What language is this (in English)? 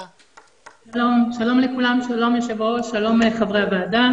Hebrew